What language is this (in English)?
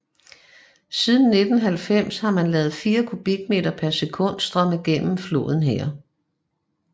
Danish